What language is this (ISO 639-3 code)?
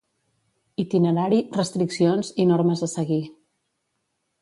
cat